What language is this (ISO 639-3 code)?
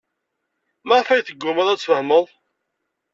kab